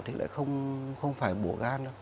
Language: Vietnamese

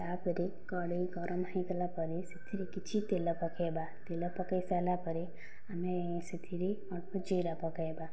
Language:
Odia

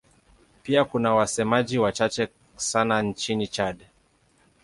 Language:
Swahili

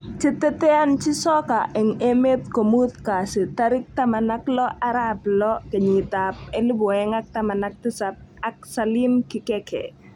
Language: Kalenjin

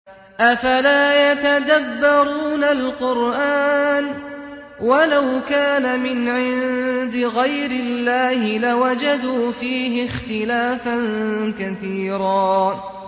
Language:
Arabic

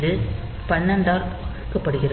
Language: Tamil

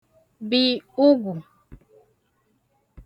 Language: Igbo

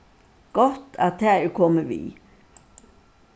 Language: Faroese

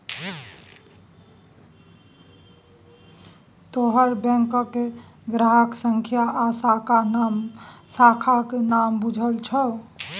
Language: Maithili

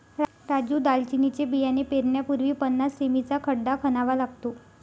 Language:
Marathi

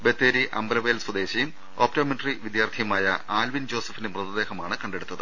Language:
Malayalam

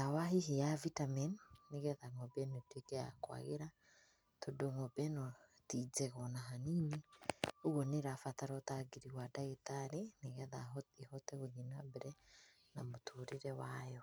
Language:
Kikuyu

